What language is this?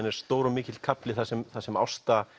Icelandic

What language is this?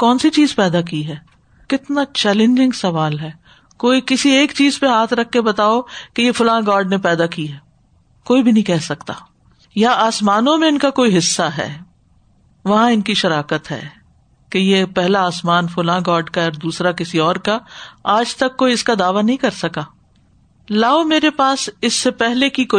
Urdu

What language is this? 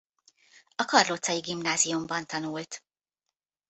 Hungarian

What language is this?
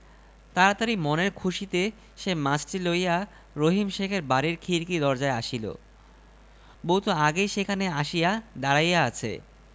Bangla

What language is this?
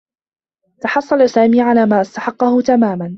Arabic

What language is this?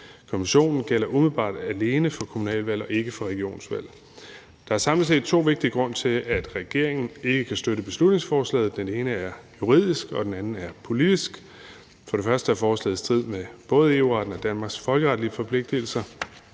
Danish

